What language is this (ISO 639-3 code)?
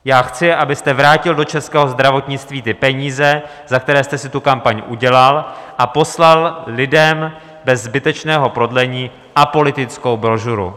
ces